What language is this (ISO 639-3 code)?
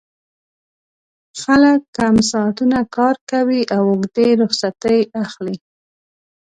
pus